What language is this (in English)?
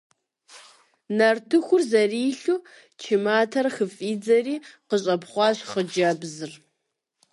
Kabardian